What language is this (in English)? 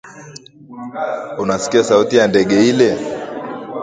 Swahili